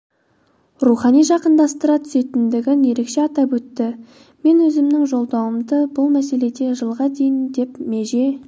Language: Kazakh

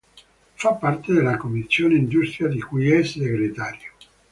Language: Italian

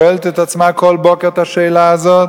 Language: Hebrew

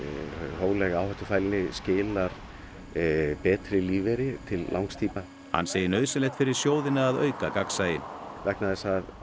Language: Icelandic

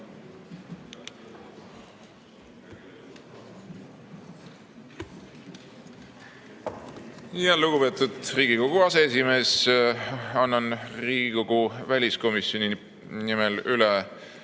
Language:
Estonian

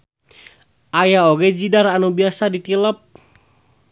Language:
Sundanese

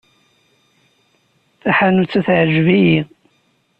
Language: Kabyle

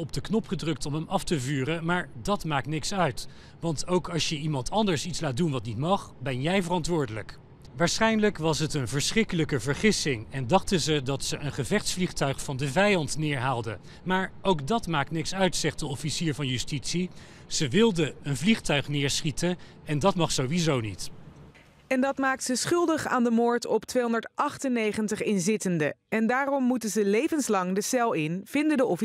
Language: Dutch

